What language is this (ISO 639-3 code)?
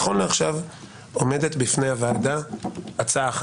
heb